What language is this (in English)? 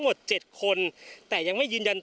Thai